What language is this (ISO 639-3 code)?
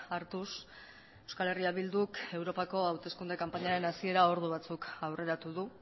eus